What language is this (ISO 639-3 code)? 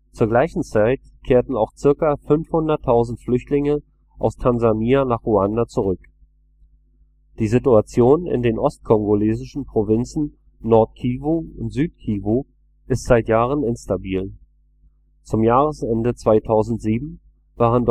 deu